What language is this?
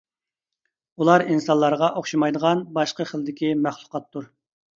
Uyghur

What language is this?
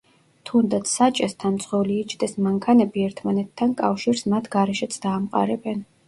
Georgian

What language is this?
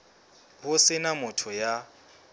Southern Sotho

